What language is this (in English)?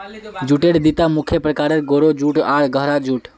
Magahi